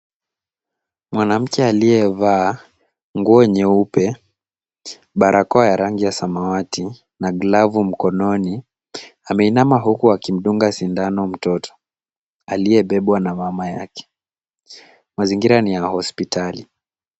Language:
Swahili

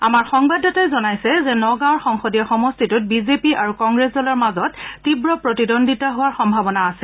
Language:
Assamese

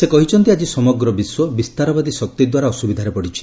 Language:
Odia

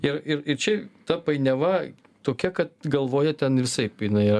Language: Lithuanian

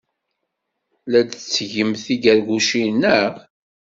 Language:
Kabyle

